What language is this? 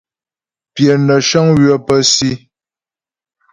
Ghomala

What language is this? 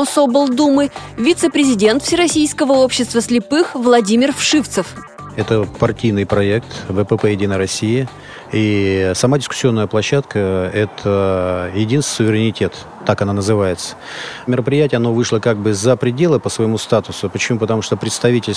Russian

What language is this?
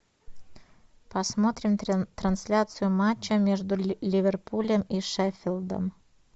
Russian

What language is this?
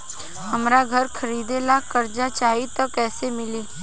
Bhojpuri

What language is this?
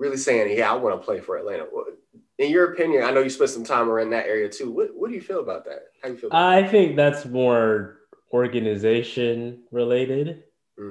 English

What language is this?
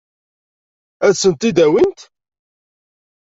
Kabyle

